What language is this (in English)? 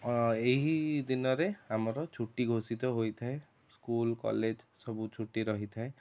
Odia